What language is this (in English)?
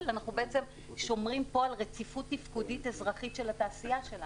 Hebrew